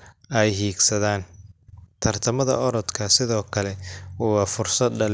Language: Somali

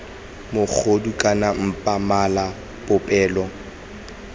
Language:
Tswana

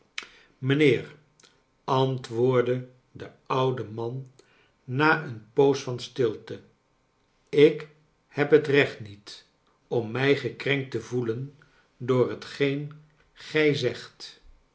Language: Dutch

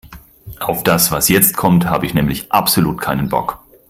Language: German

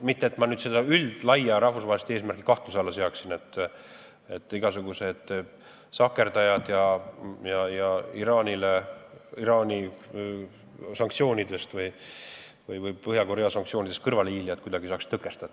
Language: Estonian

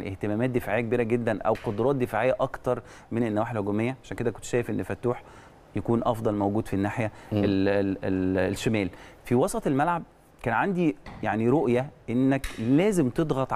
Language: Arabic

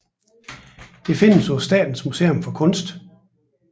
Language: Danish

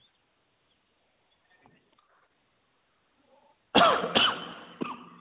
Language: Odia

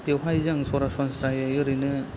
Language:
Bodo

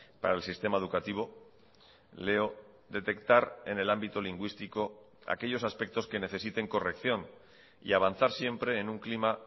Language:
Spanish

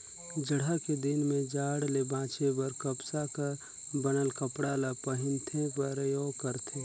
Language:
Chhattisgarhi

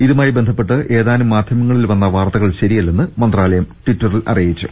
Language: Malayalam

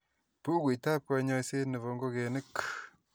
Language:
Kalenjin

